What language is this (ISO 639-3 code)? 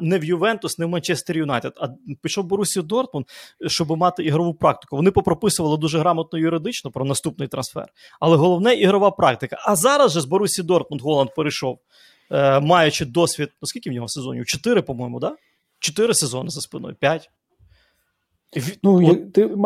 ukr